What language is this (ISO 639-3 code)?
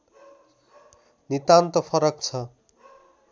nep